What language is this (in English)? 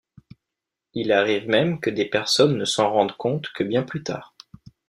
French